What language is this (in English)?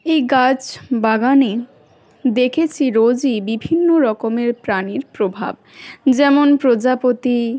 Bangla